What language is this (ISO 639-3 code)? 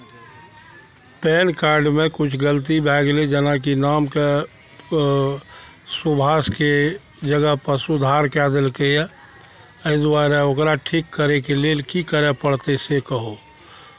mai